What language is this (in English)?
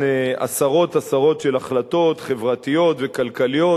Hebrew